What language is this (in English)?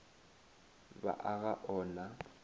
Northern Sotho